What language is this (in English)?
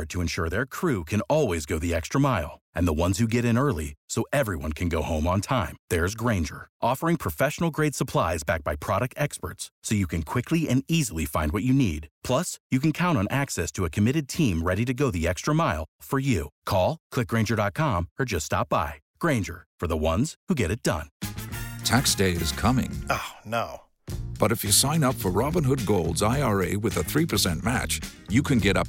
Romanian